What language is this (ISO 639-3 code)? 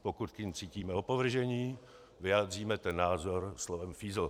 ces